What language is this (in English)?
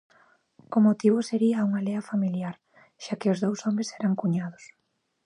Galician